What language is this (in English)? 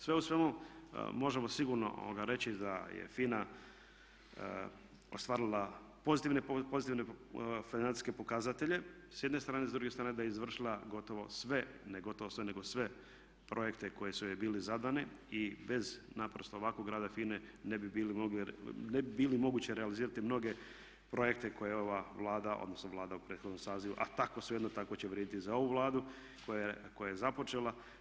Croatian